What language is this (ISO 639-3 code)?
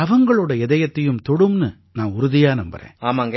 tam